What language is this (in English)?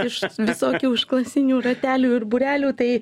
Lithuanian